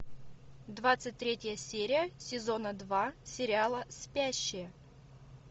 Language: Russian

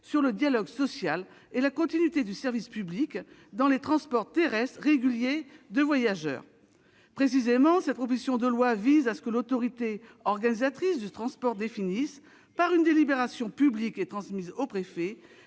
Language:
French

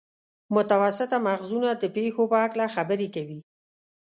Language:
Pashto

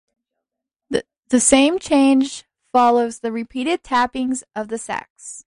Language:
English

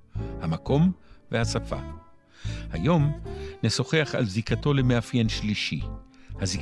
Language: Hebrew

